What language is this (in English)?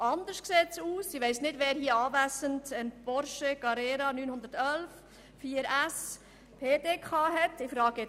Swiss German